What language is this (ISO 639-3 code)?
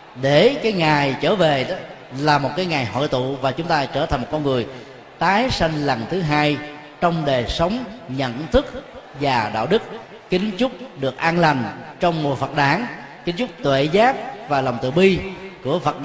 vie